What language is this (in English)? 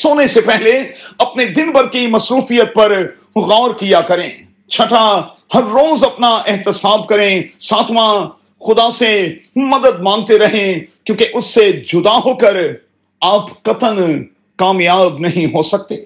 Urdu